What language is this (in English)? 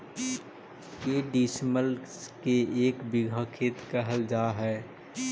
Magahi